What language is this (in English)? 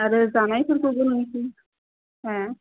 Bodo